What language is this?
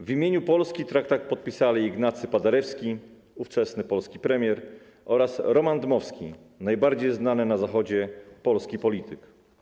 Polish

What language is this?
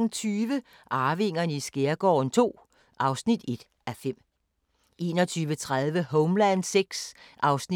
Danish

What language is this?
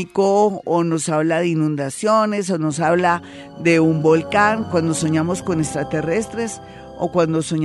Spanish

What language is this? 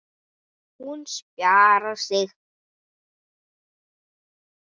Icelandic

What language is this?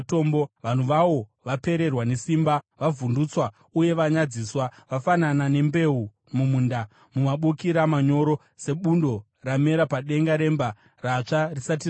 Shona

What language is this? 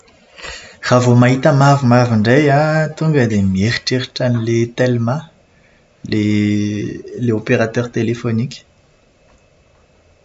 Malagasy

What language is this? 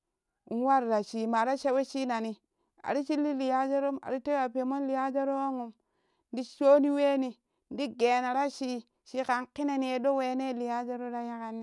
Kushi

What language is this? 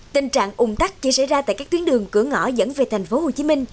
Vietnamese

